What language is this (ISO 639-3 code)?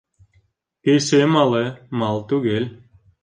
bak